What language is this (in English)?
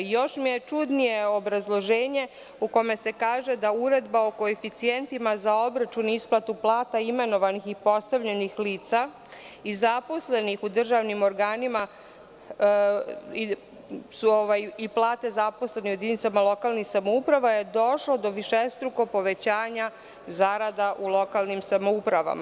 Serbian